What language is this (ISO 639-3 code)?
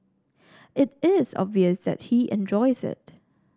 eng